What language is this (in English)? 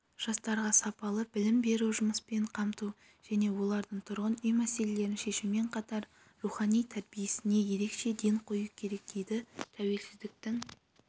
Kazakh